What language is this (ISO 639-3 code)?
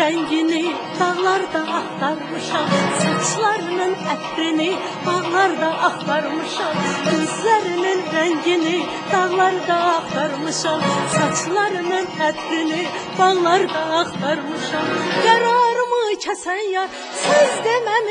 ara